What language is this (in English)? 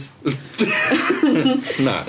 Welsh